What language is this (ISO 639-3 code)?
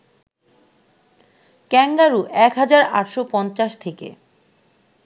ben